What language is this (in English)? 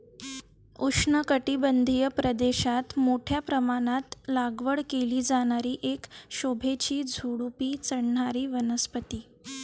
Marathi